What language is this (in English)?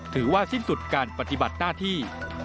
Thai